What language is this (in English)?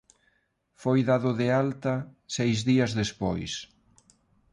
Galician